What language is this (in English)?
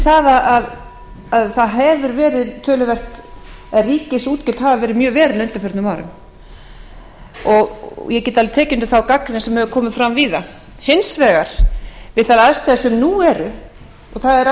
Icelandic